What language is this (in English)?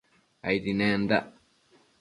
Matsés